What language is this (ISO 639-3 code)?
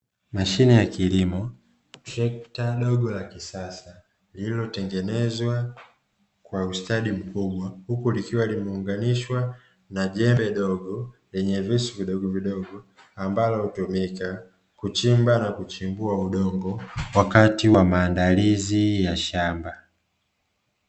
swa